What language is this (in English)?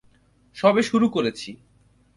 Bangla